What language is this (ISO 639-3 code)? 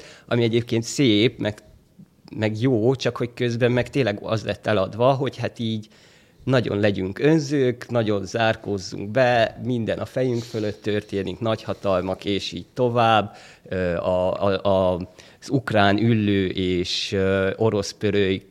hun